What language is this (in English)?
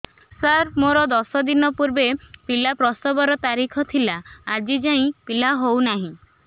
Odia